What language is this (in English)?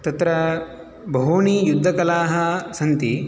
Sanskrit